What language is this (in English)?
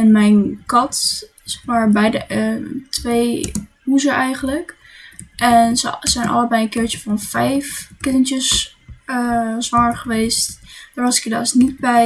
Dutch